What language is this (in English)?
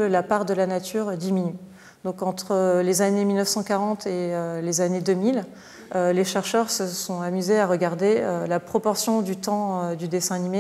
French